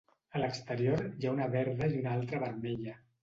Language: Catalan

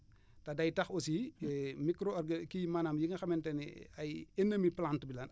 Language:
Wolof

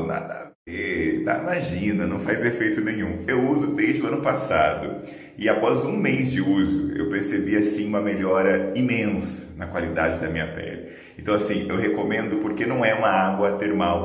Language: Portuguese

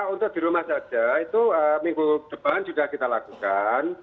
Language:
Indonesian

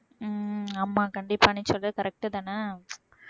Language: Tamil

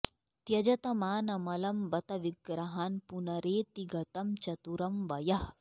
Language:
Sanskrit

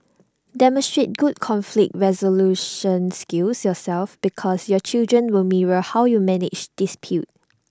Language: English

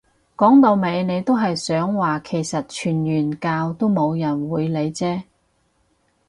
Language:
Cantonese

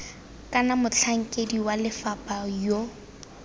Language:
Tswana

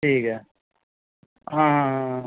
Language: Punjabi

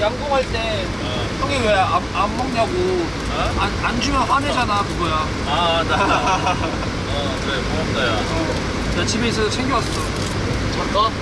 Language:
Korean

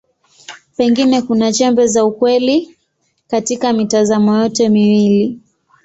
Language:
Swahili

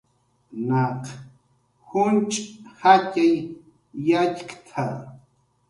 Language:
Jaqaru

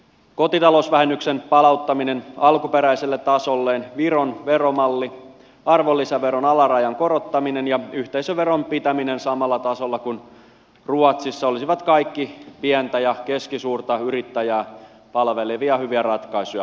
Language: Finnish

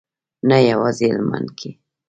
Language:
Pashto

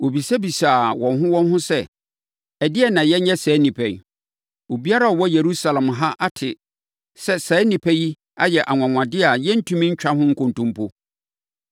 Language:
Akan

